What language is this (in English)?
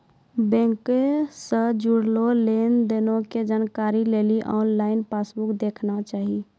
Maithili